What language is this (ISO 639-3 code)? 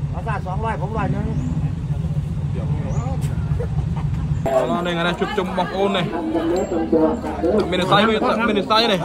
tha